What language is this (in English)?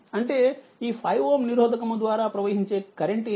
Telugu